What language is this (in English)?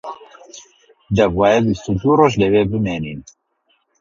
Central Kurdish